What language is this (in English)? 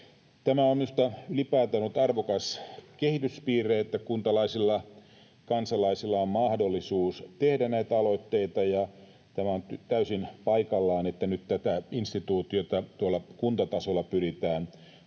Finnish